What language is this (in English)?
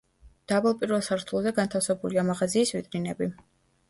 Georgian